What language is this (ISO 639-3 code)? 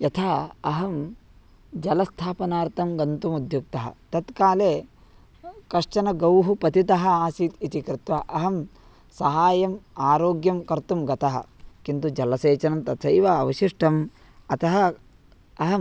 san